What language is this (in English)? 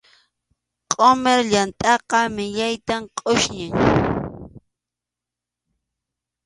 Arequipa-La Unión Quechua